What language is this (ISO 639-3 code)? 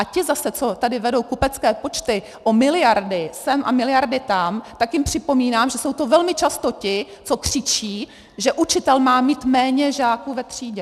ces